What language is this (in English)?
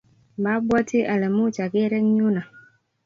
Kalenjin